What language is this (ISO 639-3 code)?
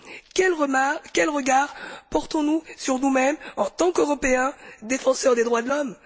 fra